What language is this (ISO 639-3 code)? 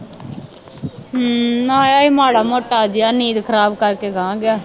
pan